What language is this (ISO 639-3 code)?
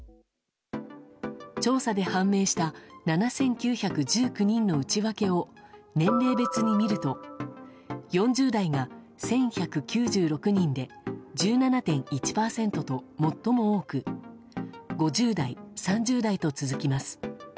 jpn